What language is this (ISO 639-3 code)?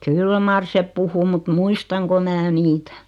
fin